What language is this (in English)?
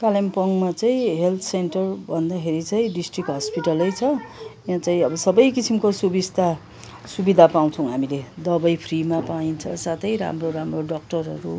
Nepali